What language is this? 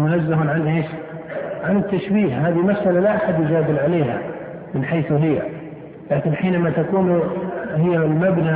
Arabic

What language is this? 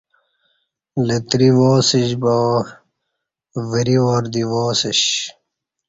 Kati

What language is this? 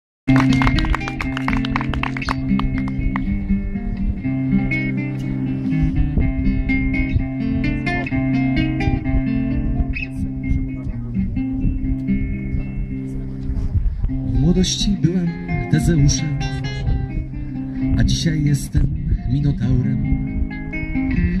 Polish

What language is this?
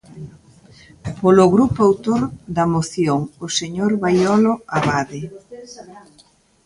Galician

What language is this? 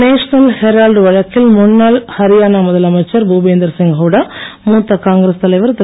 Tamil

